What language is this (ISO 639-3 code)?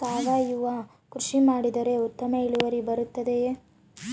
kan